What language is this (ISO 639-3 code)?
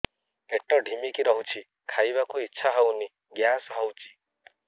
ori